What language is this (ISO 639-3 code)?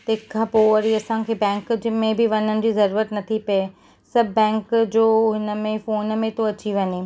snd